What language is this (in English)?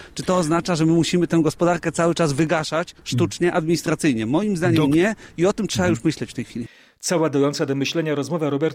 Polish